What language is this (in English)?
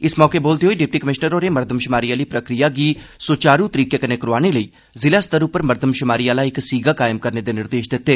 Dogri